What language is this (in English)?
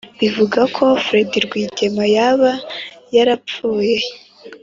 Kinyarwanda